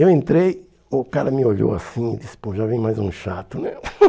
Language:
Portuguese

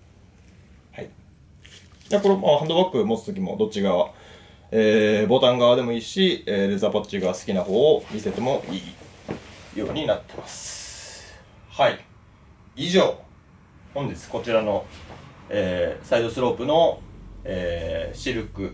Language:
Japanese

